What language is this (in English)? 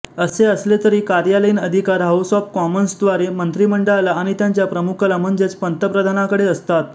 Marathi